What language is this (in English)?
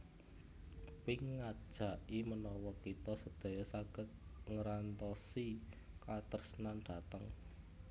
Javanese